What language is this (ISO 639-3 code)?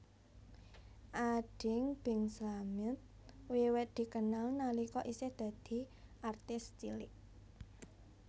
jav